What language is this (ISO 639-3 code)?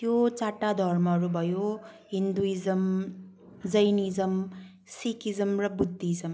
nep